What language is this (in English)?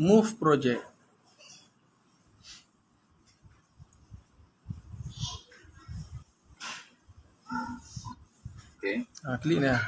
Malay